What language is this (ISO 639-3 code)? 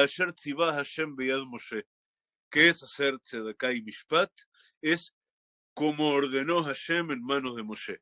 spa